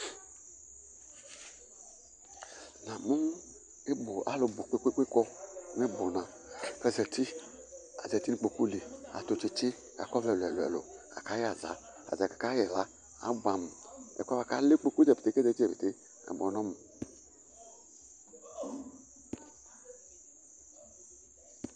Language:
Ikposo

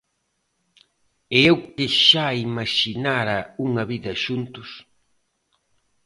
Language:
Galician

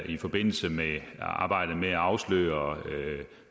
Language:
Danish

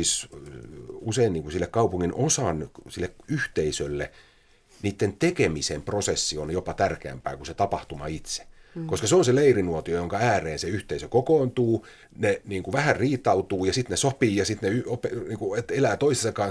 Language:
Finnish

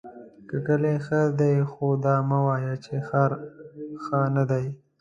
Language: Pashto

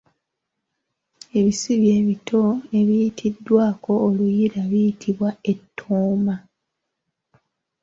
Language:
Ganda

